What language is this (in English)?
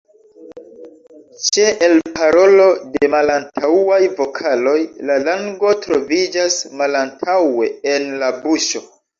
Esperanto